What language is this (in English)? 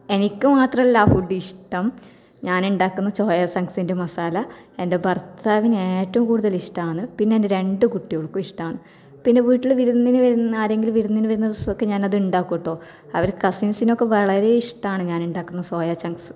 Malayalam